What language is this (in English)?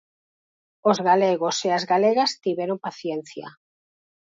Galician